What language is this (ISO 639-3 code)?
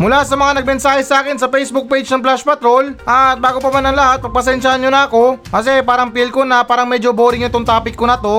fil